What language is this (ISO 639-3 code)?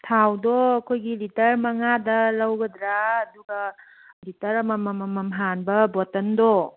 mni